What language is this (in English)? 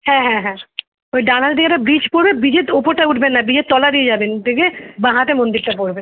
Bangla